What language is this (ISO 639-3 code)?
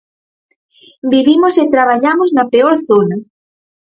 glg